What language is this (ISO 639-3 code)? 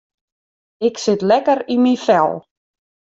fry